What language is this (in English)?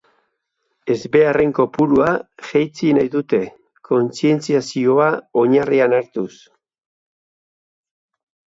Basque